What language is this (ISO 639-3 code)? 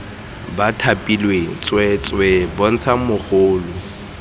tsn